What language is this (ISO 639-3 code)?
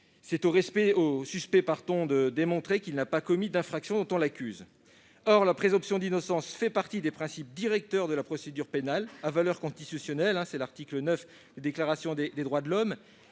fra